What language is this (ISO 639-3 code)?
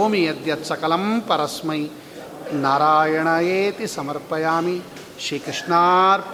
kan